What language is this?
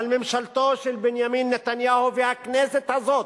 Hebrew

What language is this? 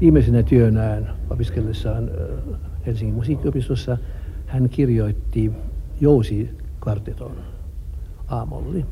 Finnish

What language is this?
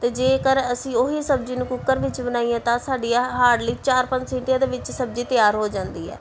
Punjabi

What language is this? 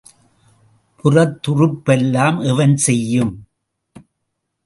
Tamil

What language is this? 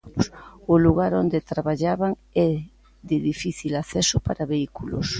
Galician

